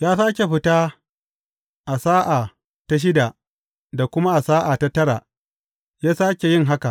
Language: Hausa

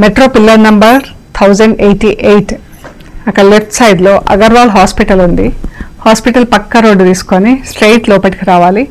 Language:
Telugu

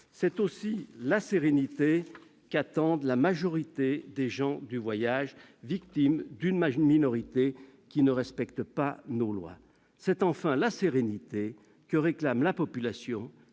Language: French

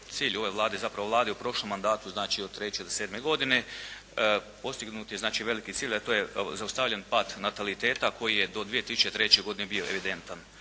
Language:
Croatian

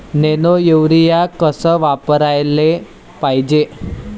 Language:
Marathi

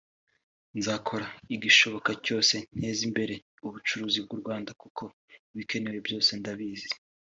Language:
Kinyarwanda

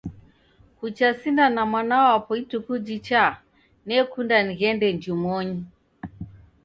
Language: Taita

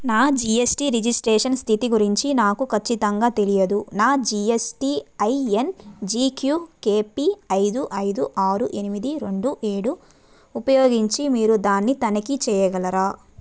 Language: Telugu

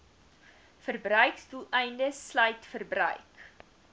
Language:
Afrikaans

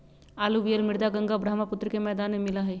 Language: Magahi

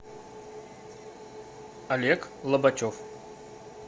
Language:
Russian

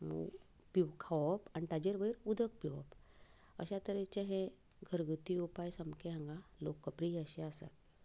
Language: Konkani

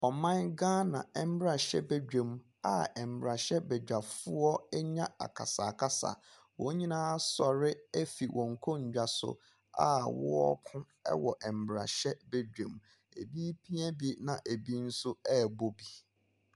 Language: Akan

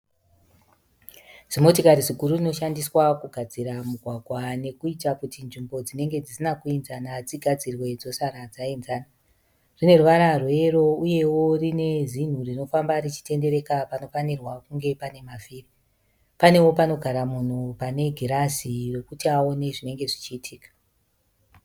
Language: Shona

